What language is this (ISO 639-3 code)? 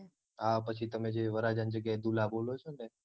guj